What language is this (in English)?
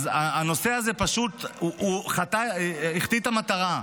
Hebrew